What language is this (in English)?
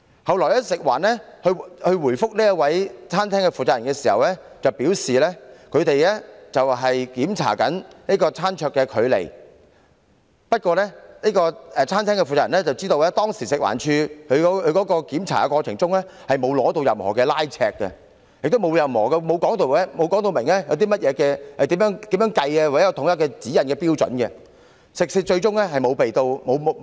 Cantonese